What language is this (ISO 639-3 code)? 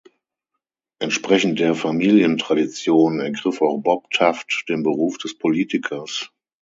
deu